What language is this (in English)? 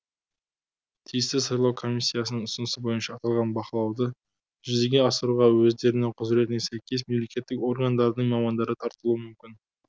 Kazakh